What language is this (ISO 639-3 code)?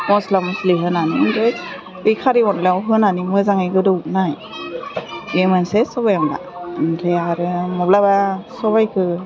brx